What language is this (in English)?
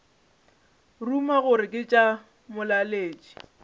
Northern Sotho